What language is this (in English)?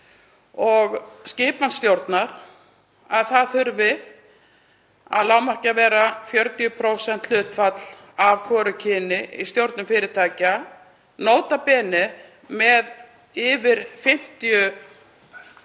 Icelandic